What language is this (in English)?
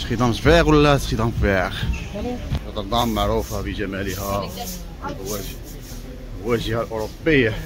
Arabic